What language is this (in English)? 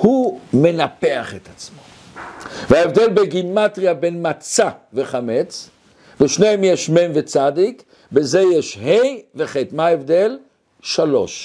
Hebrew